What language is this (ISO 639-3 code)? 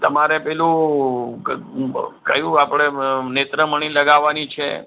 guj